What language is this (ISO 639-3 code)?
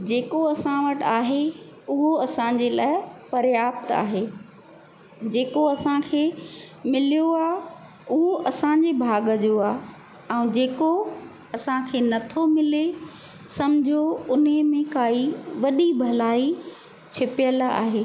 snd